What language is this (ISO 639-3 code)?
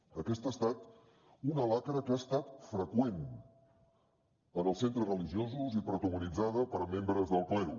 cat